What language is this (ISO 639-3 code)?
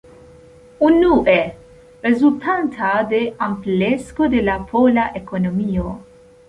epo